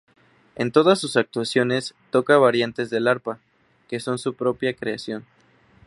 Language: Spanish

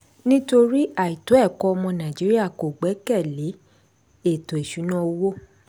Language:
Yoruba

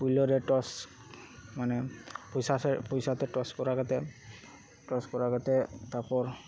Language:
Santali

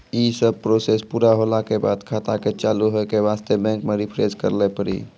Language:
Maithili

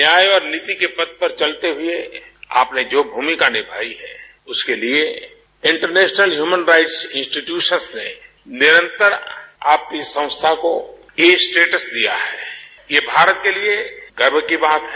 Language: Hindi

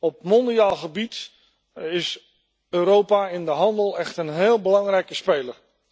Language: Dutch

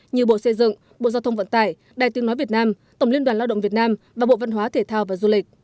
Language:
Vietnamese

